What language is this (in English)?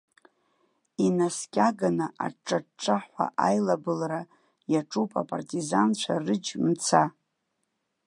Abkhazian